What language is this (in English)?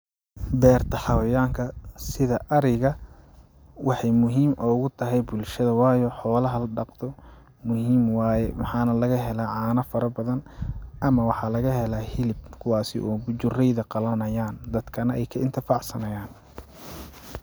Somali